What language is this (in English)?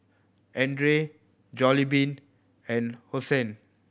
English